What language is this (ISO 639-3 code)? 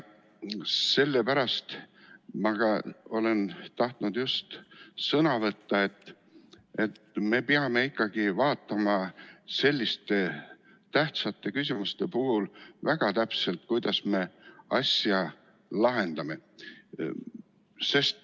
est